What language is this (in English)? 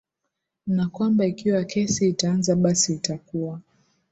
Swahili